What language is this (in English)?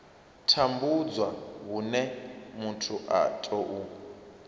Venda